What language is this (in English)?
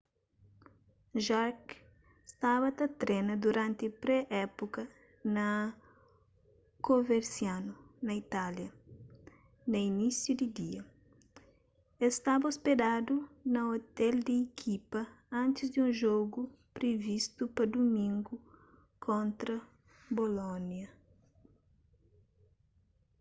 Kabuverdianu